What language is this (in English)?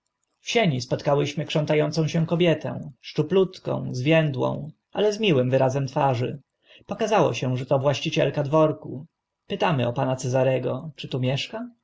Polish